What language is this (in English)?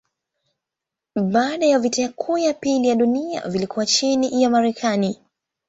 Swahili